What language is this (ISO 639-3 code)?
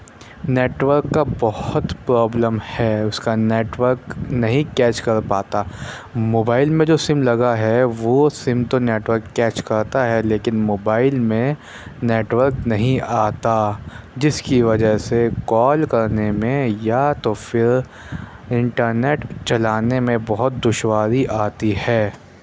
urd